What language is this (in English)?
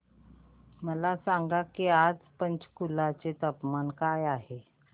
Marathi